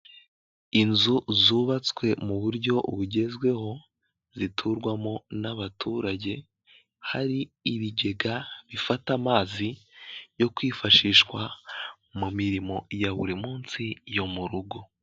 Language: Kinyarwanda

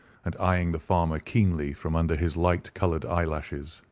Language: English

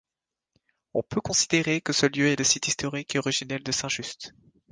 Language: French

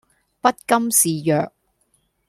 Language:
Cantonese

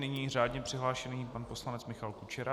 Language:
Czech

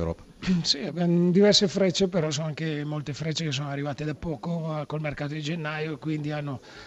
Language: Italian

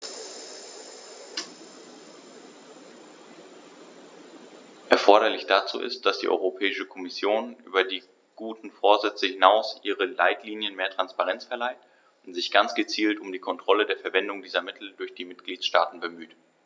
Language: German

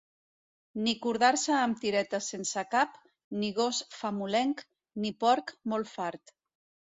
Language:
Catalan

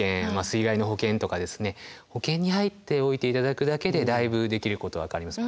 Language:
Japanese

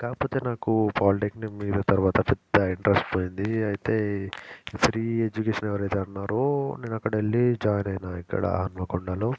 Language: Telugu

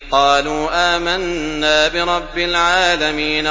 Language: Arabic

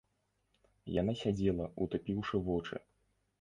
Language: Belarusian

